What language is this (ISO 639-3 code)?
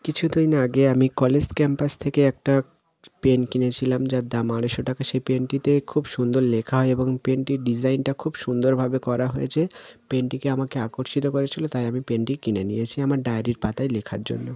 ben